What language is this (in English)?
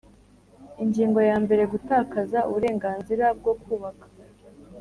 Kinyarwanda